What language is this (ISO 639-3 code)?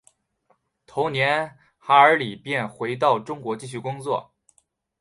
zho